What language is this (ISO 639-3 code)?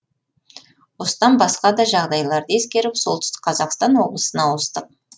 kaz